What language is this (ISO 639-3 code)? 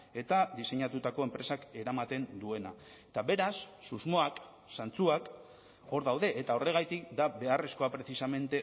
eus